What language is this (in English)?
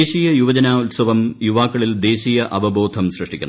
Malayalam